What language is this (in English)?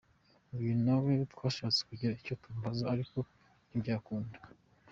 Kinyarwanda